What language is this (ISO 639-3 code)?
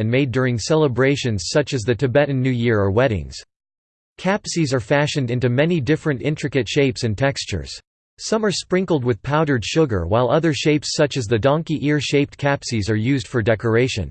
eng